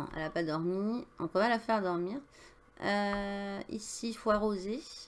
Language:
French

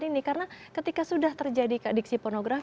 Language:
Indonesian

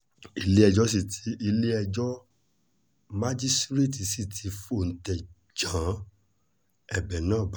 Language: Yoruba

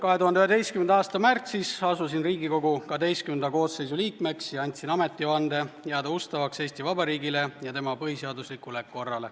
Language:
Estonian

